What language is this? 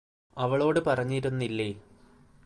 Malayalam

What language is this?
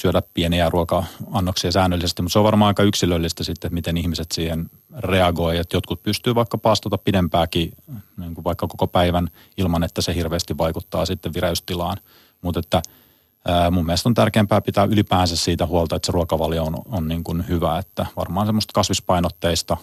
Finnish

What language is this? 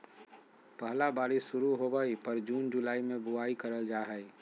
Magahi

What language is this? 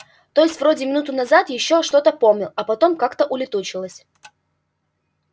Russian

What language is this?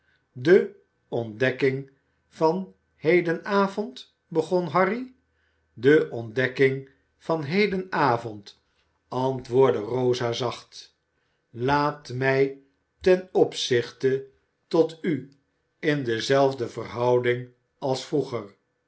Dutch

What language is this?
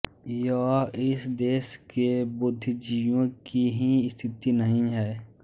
Hindi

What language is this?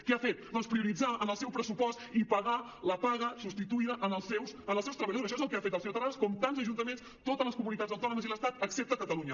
Catalan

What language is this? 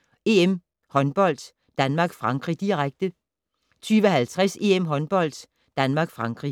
Danish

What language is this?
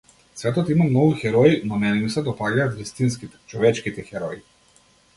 Macedonian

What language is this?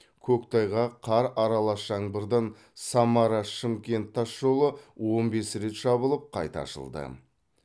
Kazakh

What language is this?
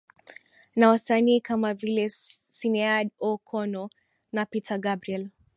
Swahili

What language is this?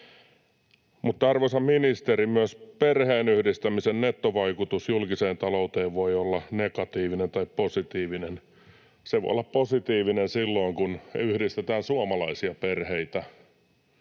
Finnish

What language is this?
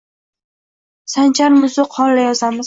Uzbek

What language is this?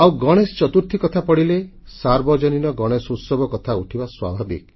Odia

